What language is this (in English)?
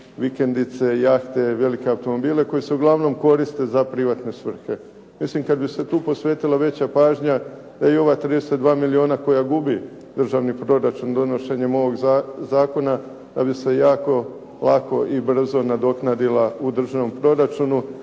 Croatian